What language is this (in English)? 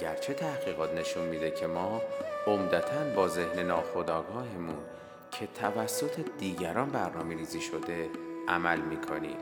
Persian